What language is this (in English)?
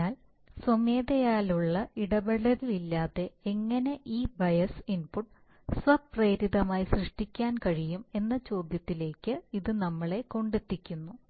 Malayalam